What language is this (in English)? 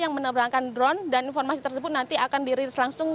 Indonesian